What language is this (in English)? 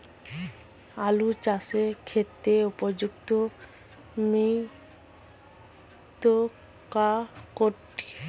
Bangla